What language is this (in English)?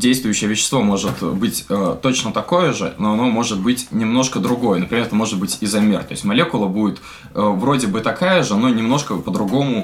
Russian